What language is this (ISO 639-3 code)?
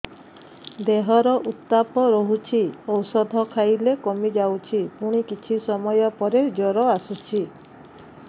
ori